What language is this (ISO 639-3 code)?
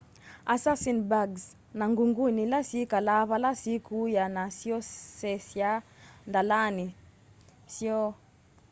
kam